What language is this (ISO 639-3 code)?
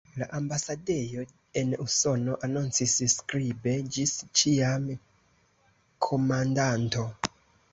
epo